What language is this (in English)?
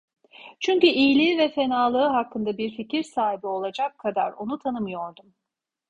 Turkish